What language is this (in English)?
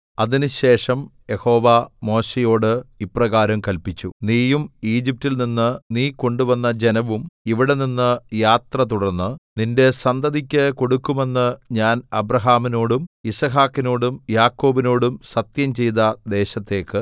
Malayalam